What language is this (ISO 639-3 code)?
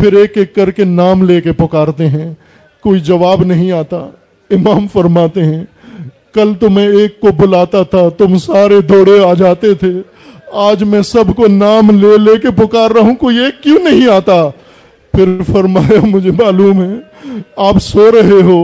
urd